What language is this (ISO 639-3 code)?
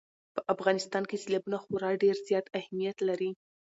pus